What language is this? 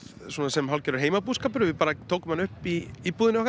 Icelandic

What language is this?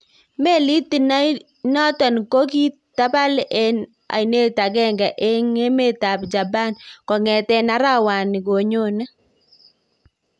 Kalenjin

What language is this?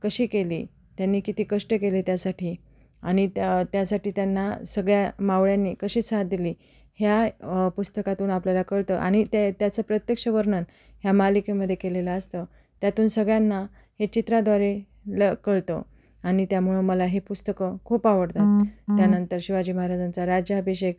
Marathi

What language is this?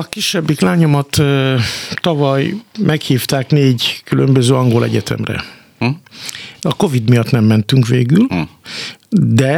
Hungarian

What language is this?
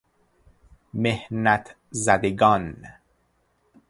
Persian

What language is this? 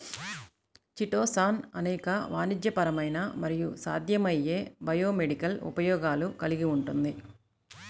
Telugu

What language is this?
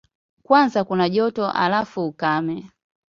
Swahili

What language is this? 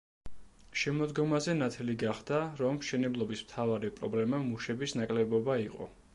Georgian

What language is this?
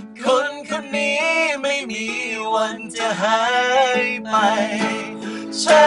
Thai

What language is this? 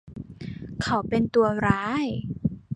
Thai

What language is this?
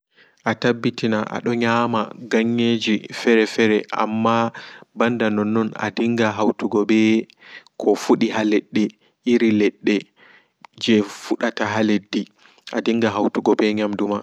Fula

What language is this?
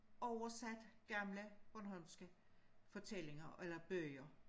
Danish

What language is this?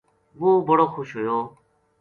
Gujari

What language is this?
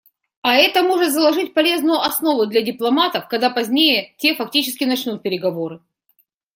Russian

